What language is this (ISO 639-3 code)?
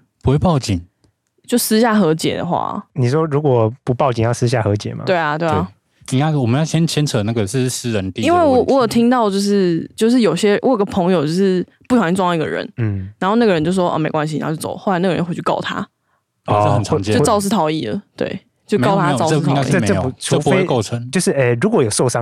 zho